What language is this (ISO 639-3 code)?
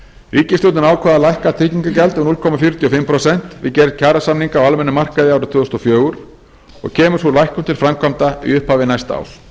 isl